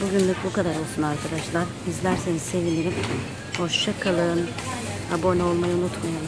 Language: Turkish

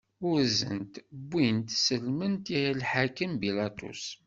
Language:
Kabyle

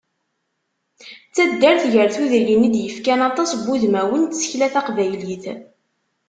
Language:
Kabyle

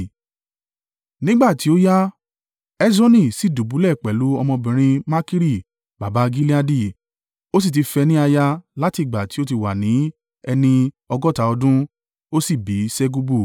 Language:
Yoruba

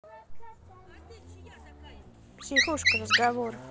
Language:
Russian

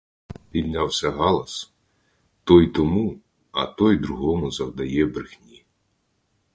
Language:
Ukrainian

